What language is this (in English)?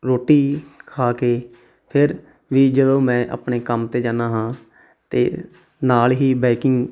Punjabi